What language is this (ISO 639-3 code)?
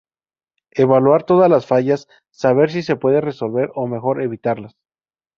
spa